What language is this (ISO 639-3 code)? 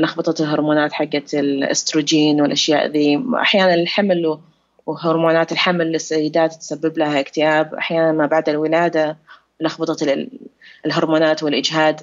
ara